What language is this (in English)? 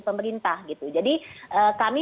Indonesian